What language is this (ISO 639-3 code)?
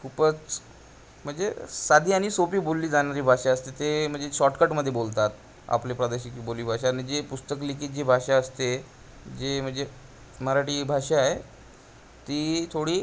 mar